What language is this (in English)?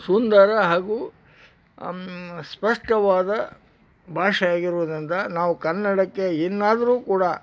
Kannada